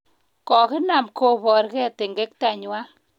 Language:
Kalenjin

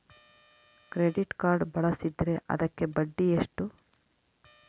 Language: Kannada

